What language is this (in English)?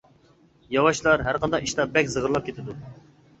Uyghur